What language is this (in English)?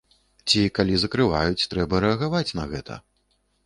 Belarusian